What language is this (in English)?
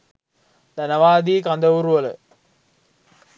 Sinhala